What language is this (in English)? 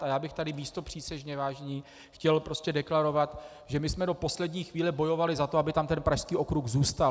Czech